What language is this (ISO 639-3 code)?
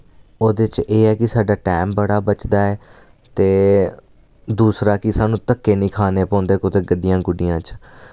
doi